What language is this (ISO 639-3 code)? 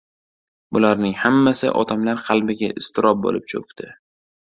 uzb